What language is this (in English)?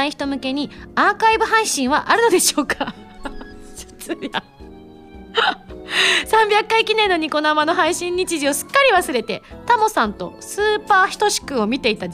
Japanese